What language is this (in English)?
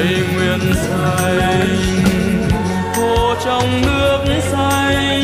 Vietnamese